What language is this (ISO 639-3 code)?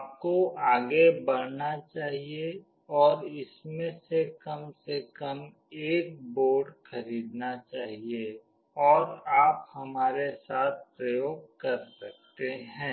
hin